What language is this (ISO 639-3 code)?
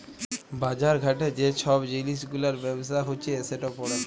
ben